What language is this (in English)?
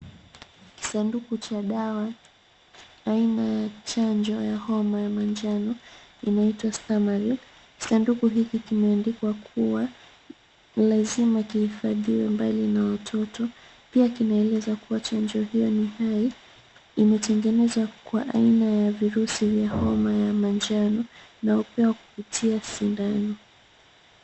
Swahili